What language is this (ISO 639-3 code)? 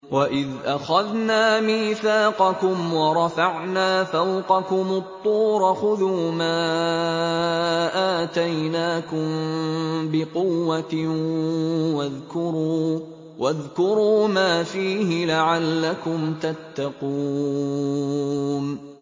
ara